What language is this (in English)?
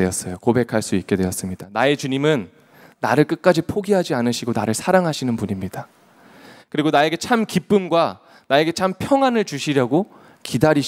Korean